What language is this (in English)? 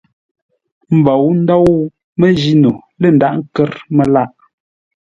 Ngombale